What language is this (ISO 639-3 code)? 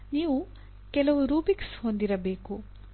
kan